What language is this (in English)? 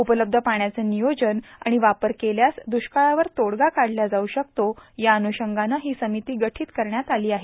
Marathi